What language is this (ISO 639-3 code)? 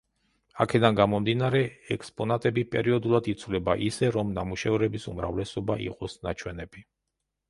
kat